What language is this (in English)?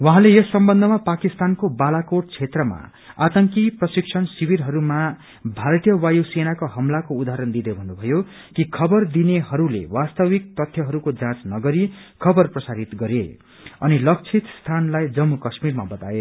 Nepali